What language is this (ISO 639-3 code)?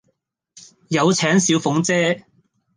yue